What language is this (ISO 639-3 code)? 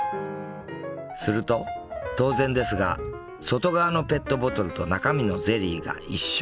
jpn